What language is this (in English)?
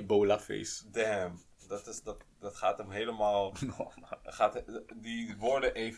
Dutch